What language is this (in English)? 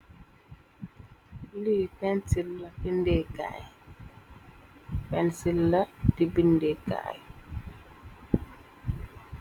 Wolof